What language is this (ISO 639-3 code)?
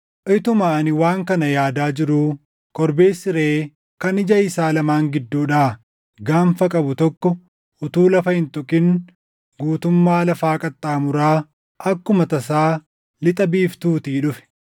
orm